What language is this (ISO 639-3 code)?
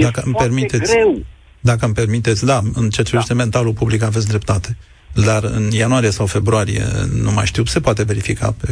ron